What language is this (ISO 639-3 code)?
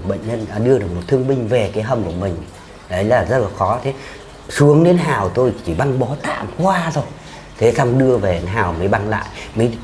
vie